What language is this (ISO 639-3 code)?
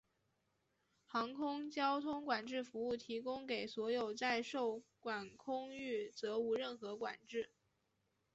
zho